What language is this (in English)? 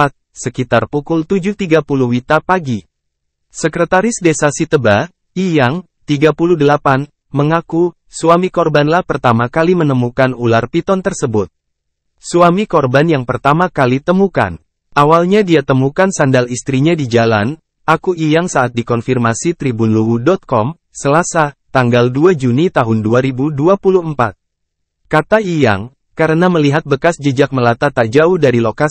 Indonesian